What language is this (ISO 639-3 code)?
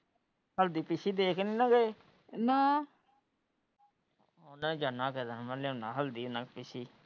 pan